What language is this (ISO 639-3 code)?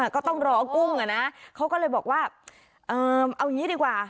tha